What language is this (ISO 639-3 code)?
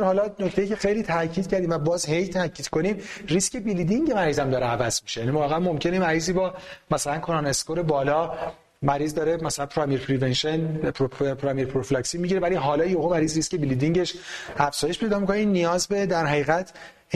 fas